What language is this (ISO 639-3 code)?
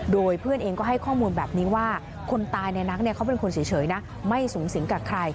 tha